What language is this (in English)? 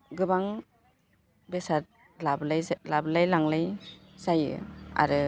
Bodo